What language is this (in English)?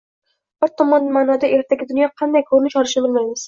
Uzbek